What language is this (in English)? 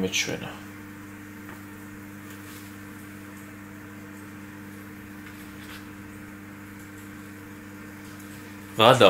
Romanian